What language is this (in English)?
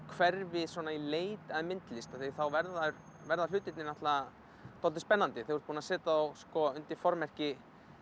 Icelandic